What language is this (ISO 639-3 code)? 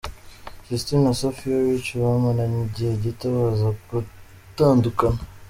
kin